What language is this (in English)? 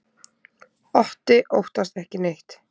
Icelandic